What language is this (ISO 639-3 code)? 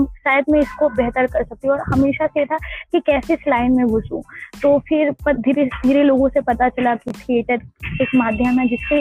hin